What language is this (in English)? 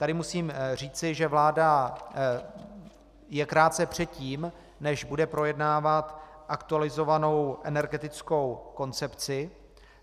Czech